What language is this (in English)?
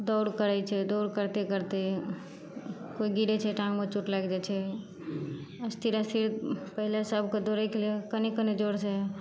Maithili